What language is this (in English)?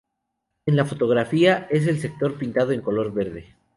Spanish